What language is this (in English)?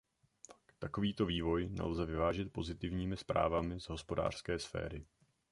Czech